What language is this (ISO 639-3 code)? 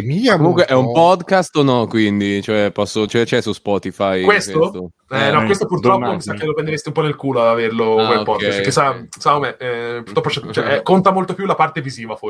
ita